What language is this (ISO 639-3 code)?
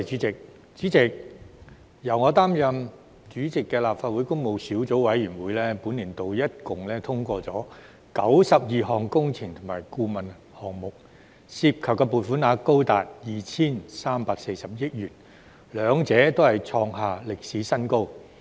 yue